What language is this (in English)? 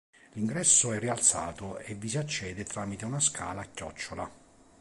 Italian